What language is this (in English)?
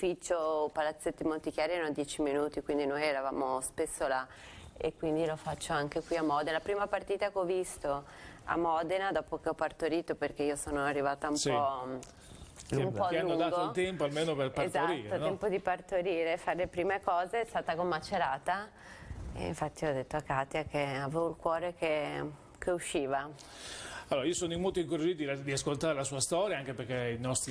Italian